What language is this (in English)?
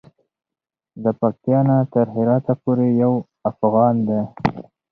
Pashto